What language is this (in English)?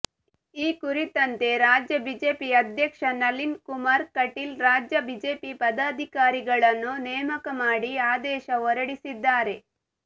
Kannada